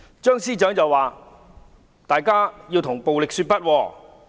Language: Cantonese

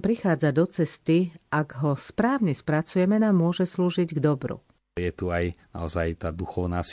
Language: Slovak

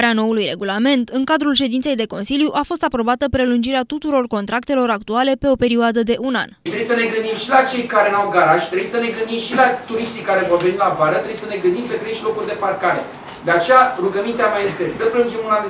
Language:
Romanian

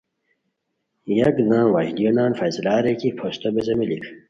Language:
Khowar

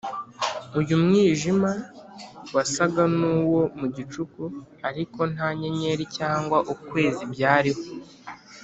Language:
Kinyarwanda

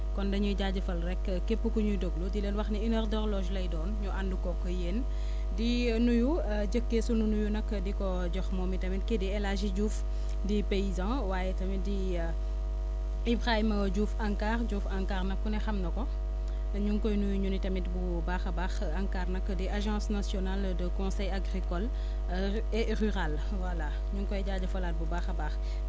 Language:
Wolof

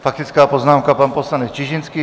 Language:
Czech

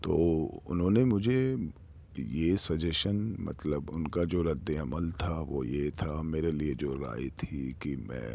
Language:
Urdu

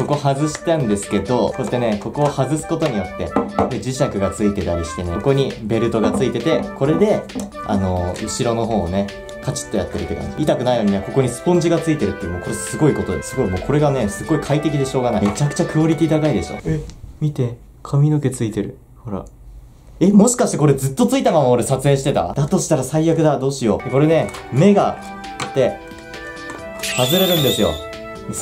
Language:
Japanese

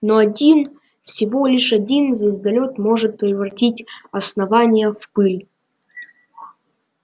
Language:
Russian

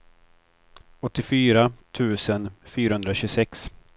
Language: Swedish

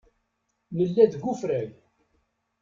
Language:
Kabyle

